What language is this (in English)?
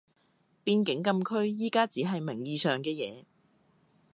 Cantonese